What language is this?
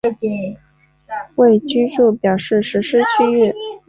Chinese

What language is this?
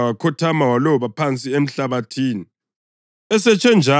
North Ndebele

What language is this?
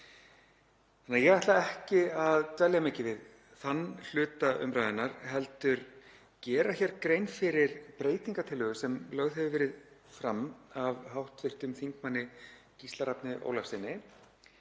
Icelandic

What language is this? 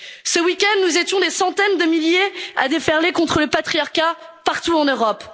French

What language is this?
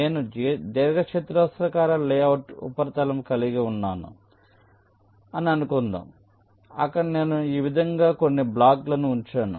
Telugu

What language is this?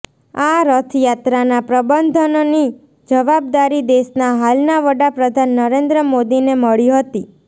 Gujarati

